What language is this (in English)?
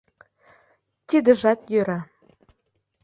Mari